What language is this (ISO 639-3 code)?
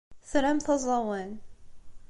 kab